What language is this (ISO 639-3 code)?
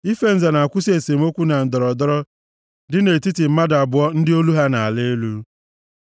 ibo